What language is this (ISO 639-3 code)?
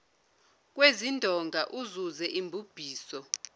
zul